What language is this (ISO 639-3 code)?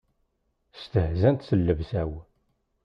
kab